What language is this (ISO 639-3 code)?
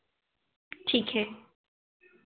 hin